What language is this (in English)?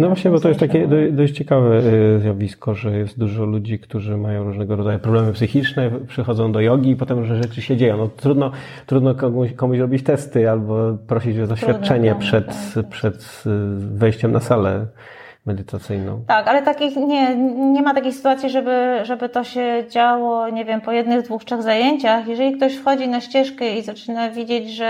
Polish